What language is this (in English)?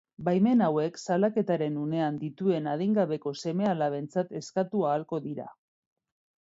Basque